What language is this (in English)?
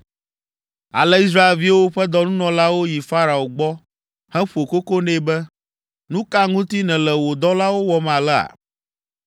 Ewe